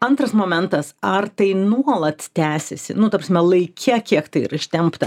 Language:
Lithuanian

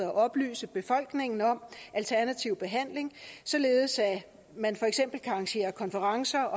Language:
Danish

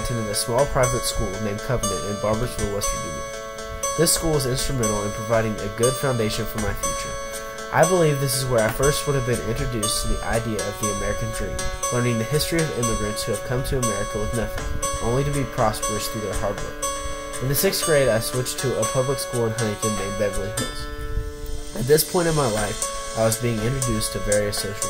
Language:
English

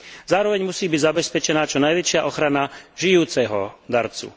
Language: Slovak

